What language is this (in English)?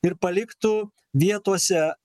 Lithuanian